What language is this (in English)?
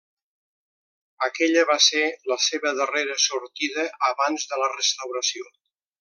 Catalan